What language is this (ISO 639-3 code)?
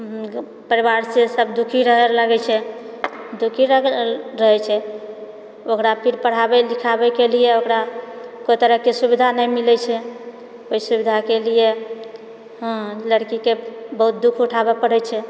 mai